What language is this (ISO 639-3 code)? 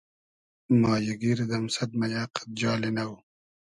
haz